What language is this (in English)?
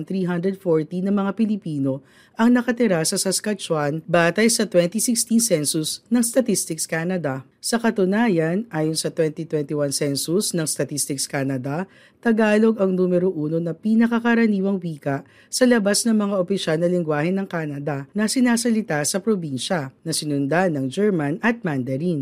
Filipino